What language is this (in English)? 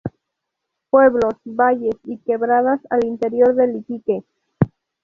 Spanish